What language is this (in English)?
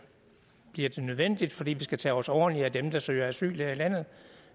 Danish